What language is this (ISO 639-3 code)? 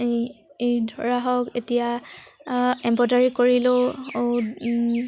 asm